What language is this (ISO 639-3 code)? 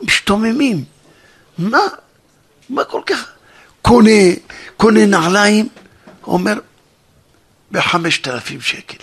heb